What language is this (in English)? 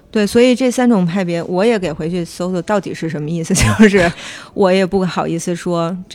Chinese